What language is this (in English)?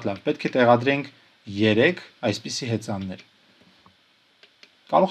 Romanian